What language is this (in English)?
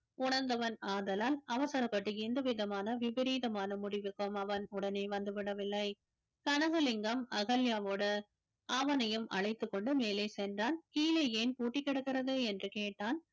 Tamil